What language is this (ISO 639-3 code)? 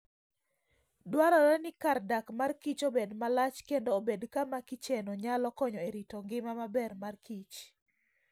luo